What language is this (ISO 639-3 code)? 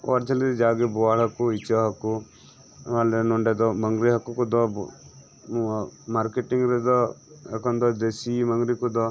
sat